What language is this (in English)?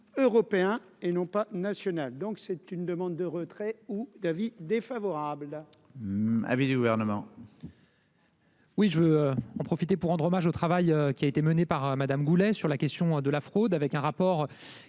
French